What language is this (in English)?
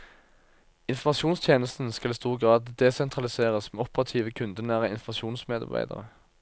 Norwegian